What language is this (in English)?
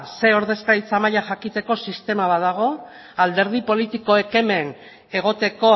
Basque